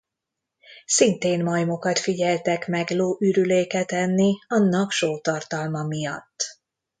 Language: Hungarian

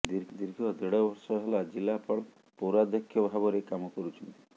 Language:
Odia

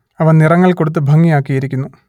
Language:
Malayalam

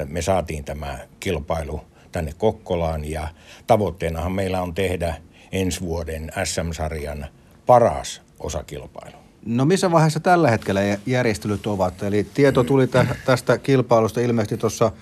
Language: Finnish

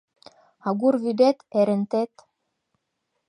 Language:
Mari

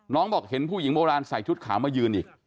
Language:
Thai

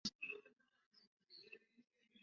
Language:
Chinese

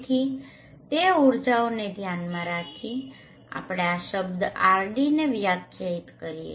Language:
Gujarati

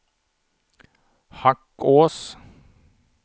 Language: Swedish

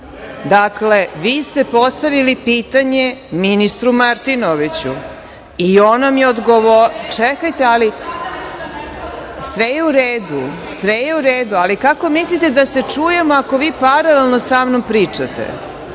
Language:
Serbian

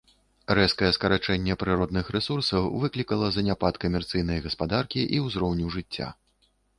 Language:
Belarusian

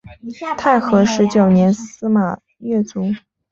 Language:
Chinese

